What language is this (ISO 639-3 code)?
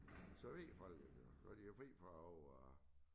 dan